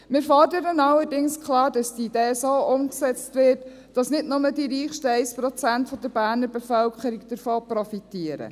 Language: Swiss German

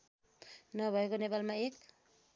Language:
Nepali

